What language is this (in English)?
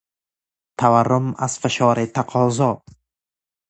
Persian